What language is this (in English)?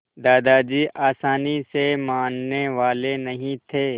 Hindi